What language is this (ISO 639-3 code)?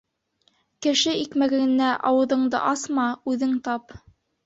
bak